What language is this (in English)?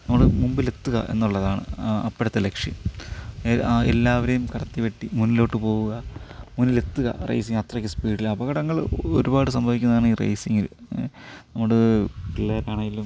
Malayalam